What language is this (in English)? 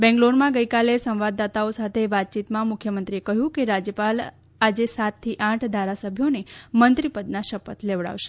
Gujarati